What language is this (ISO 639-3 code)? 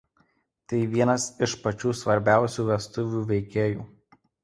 lit